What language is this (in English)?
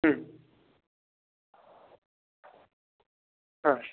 Bangla